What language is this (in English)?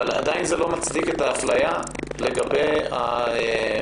Hebrew